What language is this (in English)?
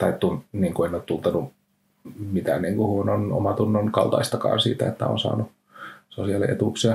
Finnish